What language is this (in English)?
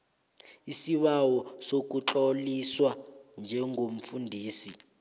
South Ndebele